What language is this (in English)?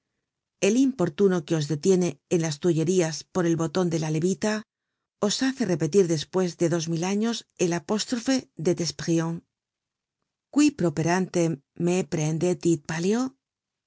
Spanish